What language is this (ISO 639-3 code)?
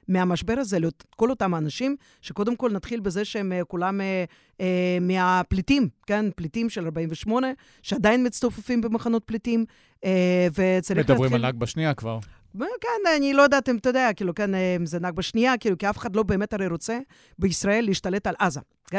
heb